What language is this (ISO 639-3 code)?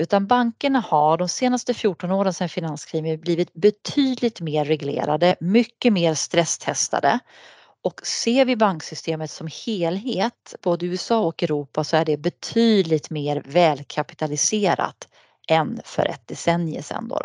swe